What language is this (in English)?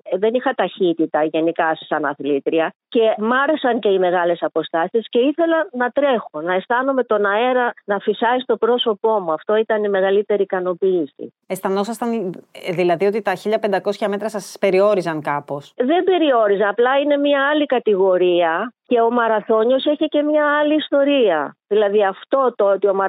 Greek